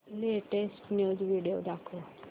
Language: Marathi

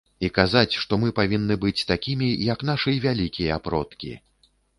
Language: Belarusian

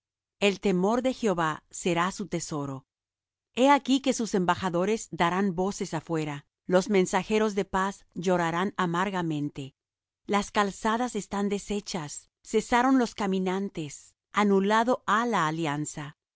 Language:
Spanish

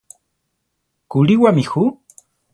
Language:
Central Tarahumara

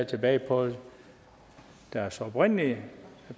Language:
Danish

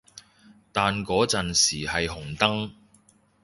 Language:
Cantonese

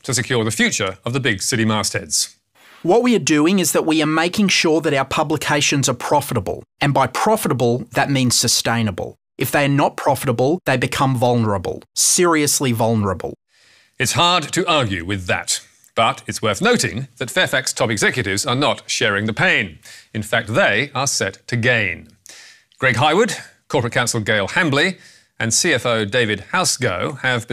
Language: English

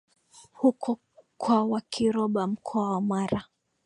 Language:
Swahili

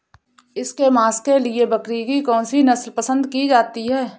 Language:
Hindi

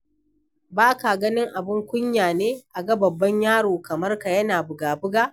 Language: Hausa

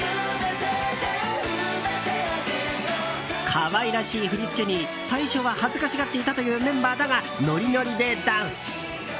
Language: Japanese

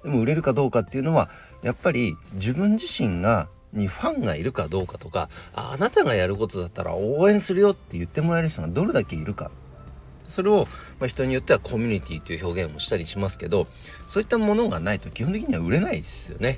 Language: Japanese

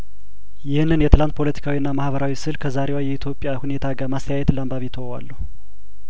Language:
Amharic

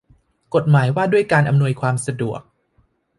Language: Thai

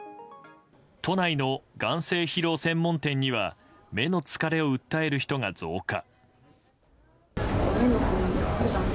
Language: Japanese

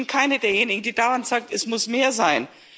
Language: German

